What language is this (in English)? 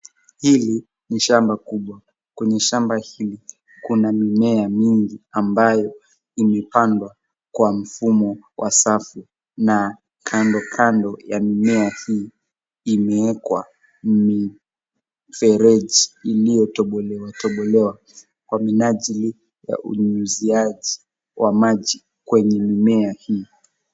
Swahili